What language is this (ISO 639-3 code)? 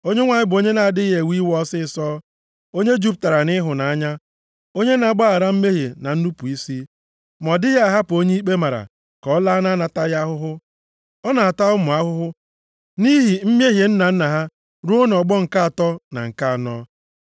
ibo